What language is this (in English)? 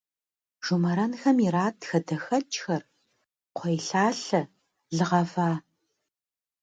Kabardian